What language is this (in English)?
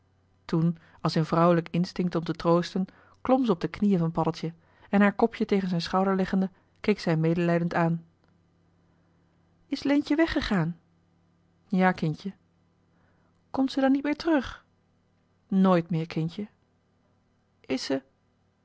Dutch